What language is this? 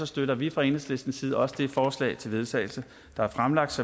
Danish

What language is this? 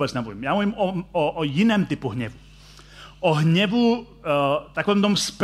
Czech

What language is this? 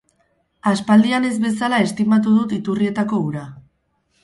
Basque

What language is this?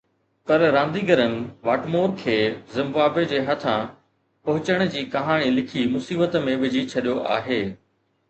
Sindhi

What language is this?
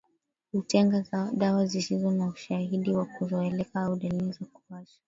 Swahili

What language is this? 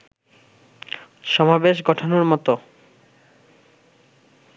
Bangla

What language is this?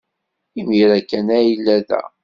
Kabyle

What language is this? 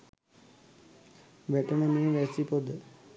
Sinhala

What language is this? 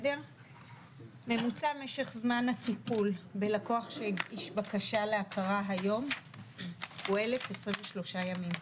Hebrew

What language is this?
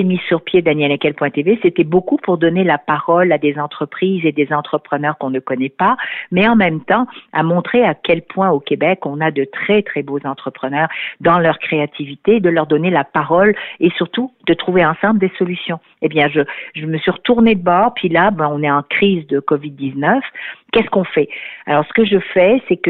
French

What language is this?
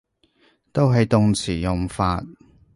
Cantonese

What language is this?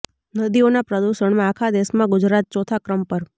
Gujarati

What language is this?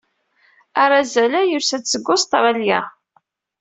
Kabyle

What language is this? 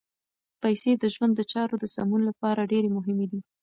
Pashto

